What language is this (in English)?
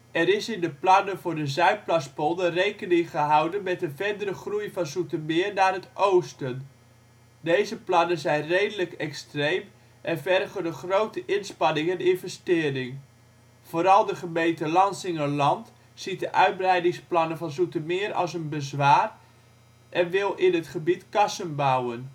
Dutch